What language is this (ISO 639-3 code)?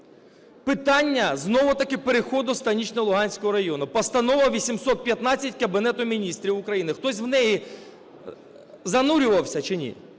ukr